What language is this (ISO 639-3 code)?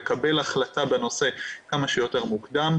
heb